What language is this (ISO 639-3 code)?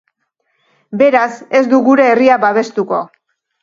eus